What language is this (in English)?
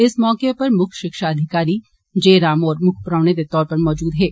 Dogri